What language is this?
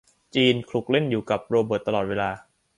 Thai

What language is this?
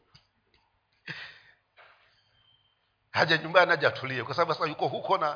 Swahili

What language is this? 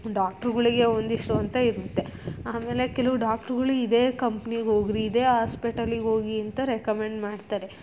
Kannada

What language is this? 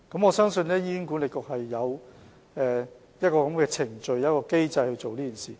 Cantonese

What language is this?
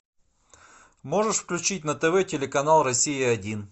Russian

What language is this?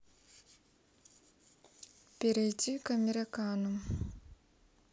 Russian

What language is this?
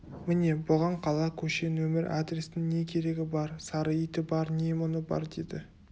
Kazakh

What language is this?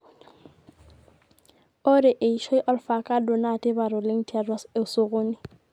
Masai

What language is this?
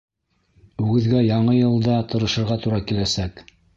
Bashkir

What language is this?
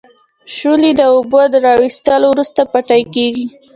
Pashto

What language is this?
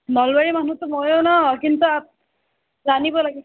Assamese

